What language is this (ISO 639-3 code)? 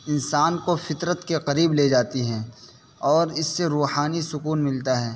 urd